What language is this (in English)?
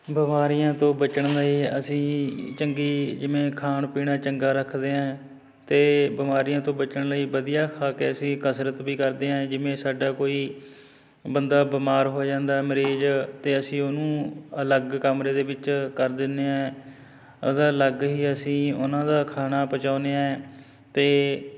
Punjabi